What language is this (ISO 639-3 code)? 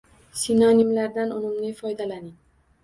uzb